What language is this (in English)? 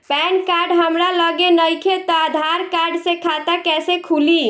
Bhojpuri